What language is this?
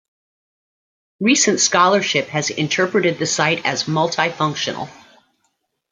English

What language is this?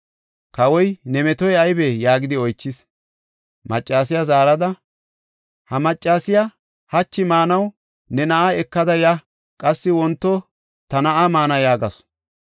Gofa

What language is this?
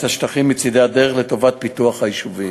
Hebrew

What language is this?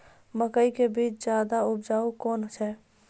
Maithili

